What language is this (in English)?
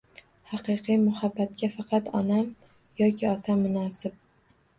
Uzbek